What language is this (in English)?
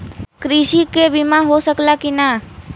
Bhojpuri